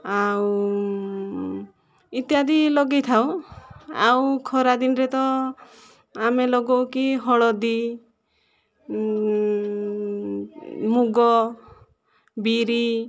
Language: Odia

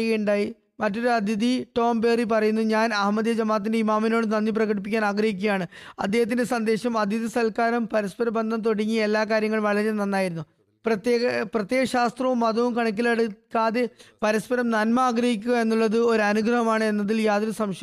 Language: Malayalam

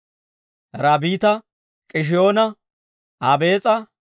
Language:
Dawro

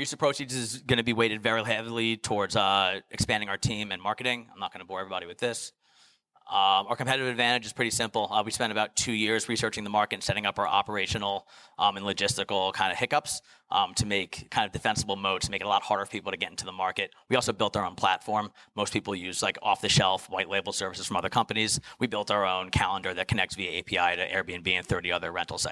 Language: English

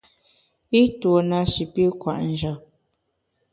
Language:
Bamun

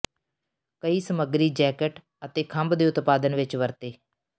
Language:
Punjabi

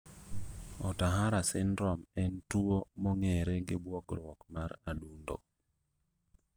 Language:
Luo (Kenya and Tanzania)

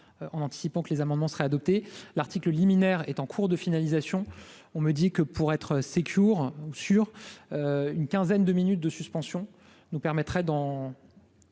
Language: French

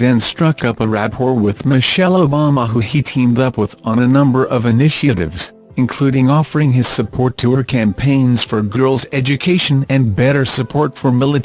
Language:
English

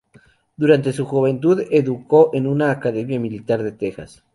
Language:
Spanish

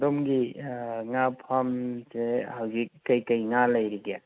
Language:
Manipuri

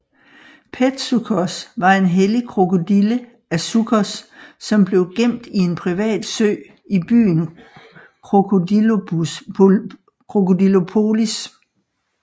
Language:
Danish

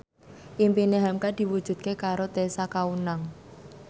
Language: Javanese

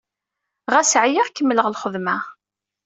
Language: Kabyle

